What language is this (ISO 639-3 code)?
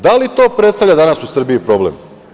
srp